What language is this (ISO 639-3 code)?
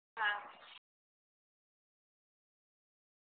guj